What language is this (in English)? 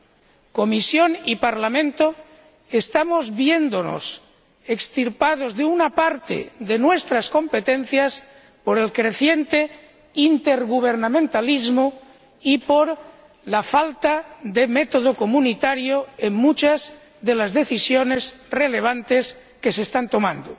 Spanish